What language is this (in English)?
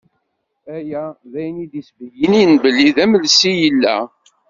Kabyle